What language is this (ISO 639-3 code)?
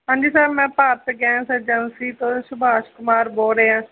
pan